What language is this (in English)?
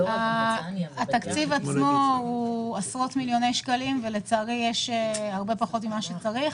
Hebrew